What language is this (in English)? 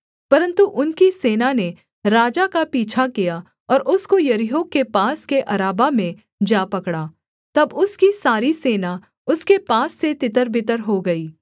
Hindi